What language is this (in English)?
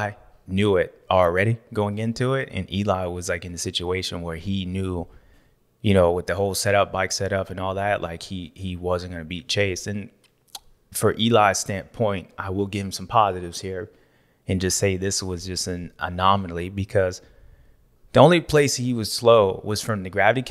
English